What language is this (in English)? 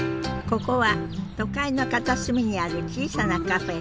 Japanese